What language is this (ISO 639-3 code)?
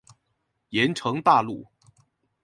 zho